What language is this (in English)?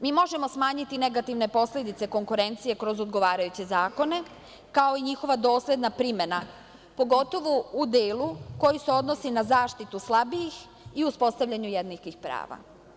Serbian